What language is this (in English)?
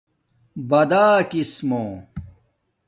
Domaaki